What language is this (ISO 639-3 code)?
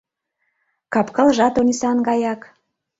chm